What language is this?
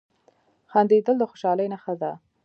Pashto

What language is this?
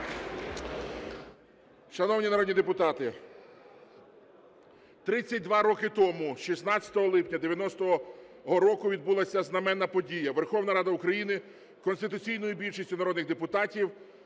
Ukrainian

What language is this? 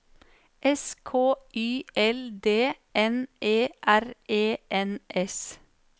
Norwegian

